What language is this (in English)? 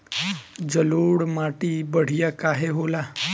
Bhojpuri